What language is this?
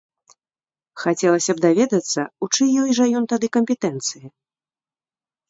Belarusian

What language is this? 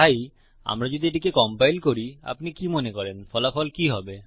Bangla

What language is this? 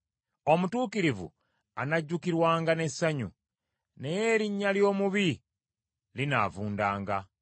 Ganda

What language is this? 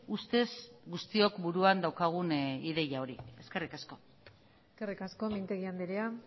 Basque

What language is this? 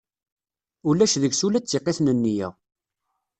Kabyle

